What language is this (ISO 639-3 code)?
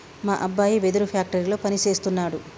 tel